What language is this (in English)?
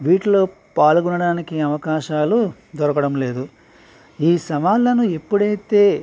Telugu